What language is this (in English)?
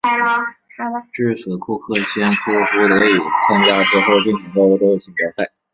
Chinese